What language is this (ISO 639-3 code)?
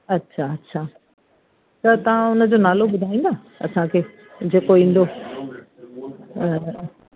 snd